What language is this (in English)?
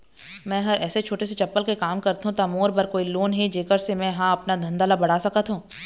Chhattisgarhi